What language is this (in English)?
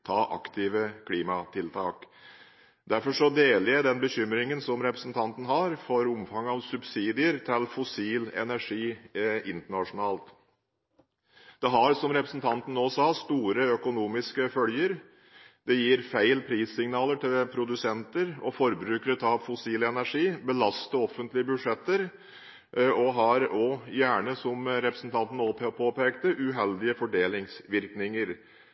Norwegian Bokmål